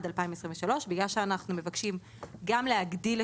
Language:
Hebrew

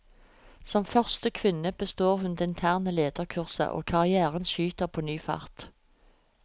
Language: Norwegian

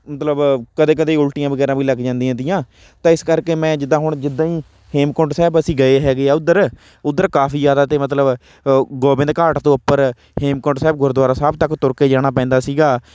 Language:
Punjabi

